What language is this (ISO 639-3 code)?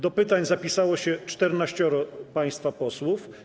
pol